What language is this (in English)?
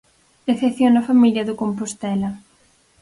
Galician